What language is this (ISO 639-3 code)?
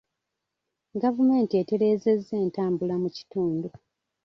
lug